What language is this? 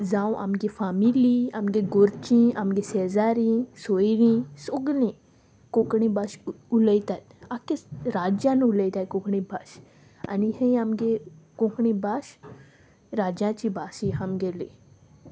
Konkani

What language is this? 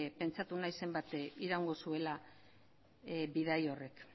Basque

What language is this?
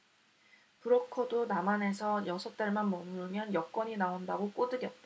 Korean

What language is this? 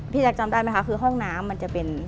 Thai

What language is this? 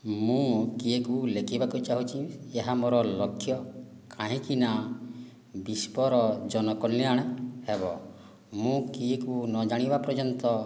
Odia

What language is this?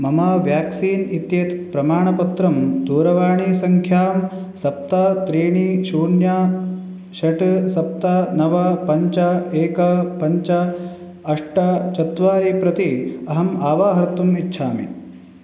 Sanskrit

